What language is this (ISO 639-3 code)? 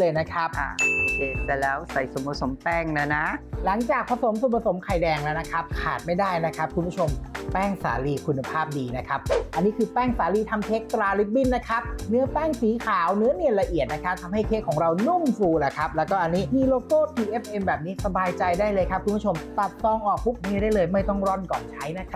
tha